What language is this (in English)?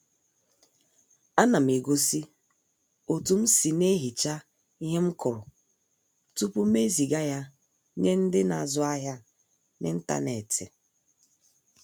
Igbo